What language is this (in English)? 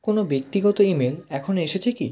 Bangla